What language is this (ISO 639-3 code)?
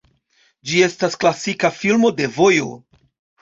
epo